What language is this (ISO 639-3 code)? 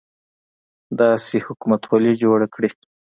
pus